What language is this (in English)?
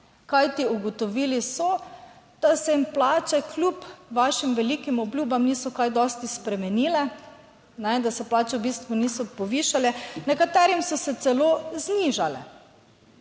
Slovenian